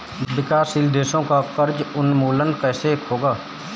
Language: Hindi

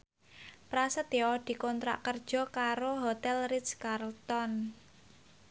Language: Javanese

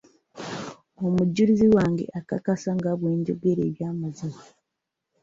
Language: Ganda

